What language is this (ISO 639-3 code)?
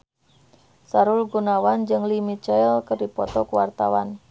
sun